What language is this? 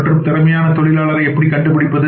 Tamil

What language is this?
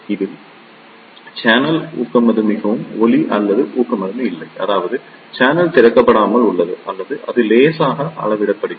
Tamil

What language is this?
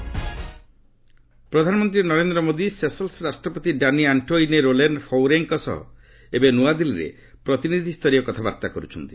Odia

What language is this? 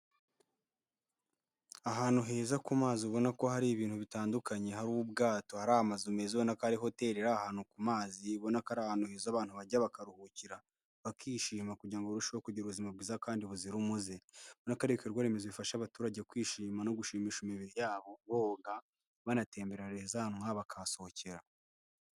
Kinyarwanda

